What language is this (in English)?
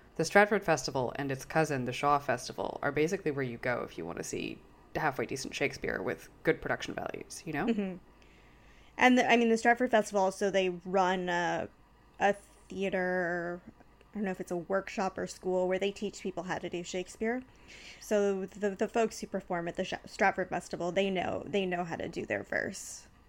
English